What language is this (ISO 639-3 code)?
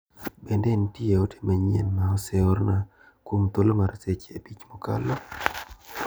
luo